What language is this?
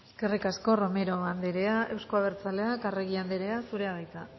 Basque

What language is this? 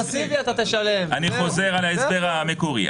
Hebrew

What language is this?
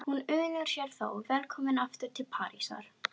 Icelandic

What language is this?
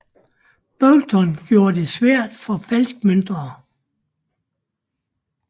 Danish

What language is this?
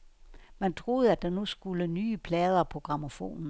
Danish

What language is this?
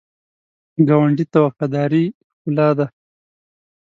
Pashto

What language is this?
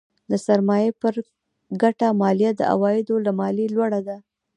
Pashto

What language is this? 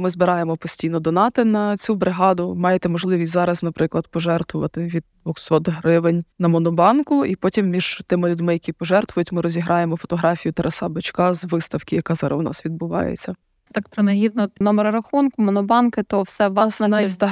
Ukrainian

